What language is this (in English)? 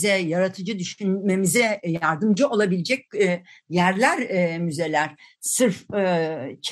Turkish